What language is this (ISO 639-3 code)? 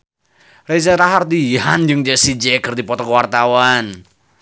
sun